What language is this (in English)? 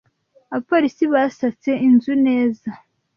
Kinyarwanda